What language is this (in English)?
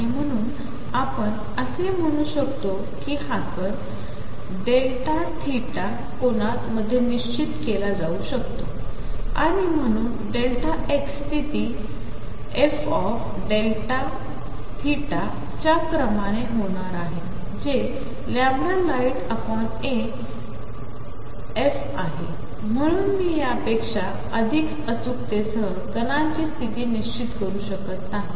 Marathi